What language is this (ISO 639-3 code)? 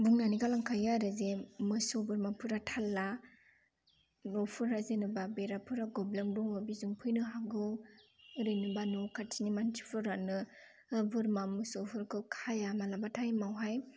brx